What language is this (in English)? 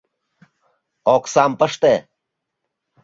Mari